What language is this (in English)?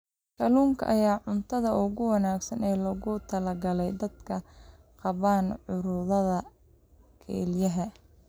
Somali